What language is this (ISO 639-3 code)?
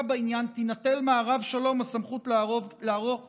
heb